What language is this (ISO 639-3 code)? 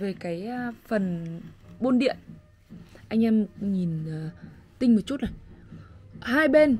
vie